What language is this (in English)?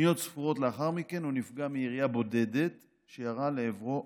Hebrew